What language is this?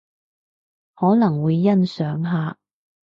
Cantonese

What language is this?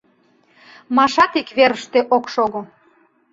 Mari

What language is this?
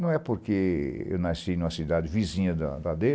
Portuguese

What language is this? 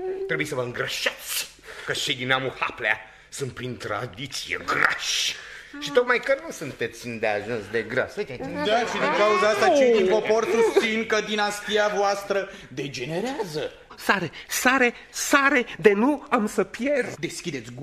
Romanian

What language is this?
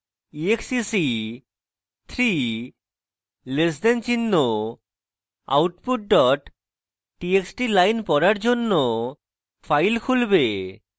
Bangla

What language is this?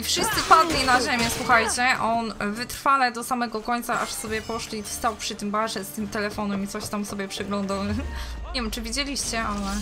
Polish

